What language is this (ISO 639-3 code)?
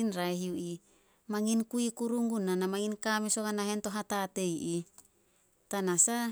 sol